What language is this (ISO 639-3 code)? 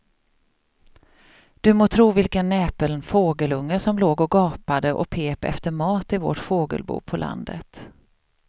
swe